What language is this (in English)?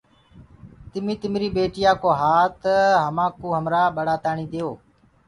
Gurgula